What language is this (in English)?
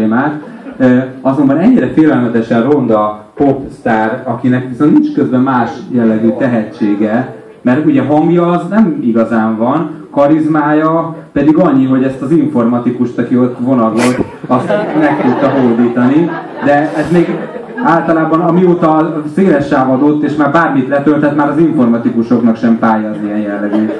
Hungarian